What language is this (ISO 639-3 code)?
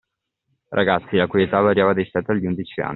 ita